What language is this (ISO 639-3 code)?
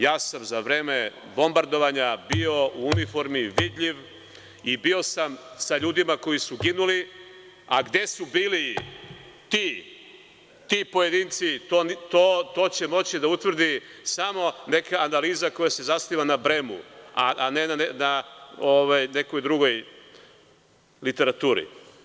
srp